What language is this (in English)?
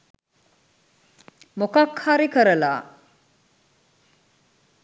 Sinhala